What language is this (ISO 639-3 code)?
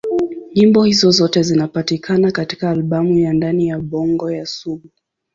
swa